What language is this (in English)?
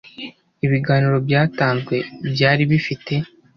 Kinyarwanda